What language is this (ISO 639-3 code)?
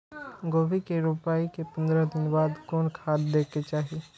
mai